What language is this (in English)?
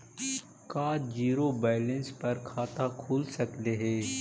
Magahi